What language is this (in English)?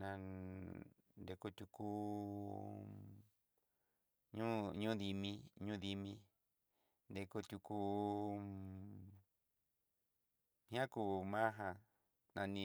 Southeastern Nochixtlán Mixtec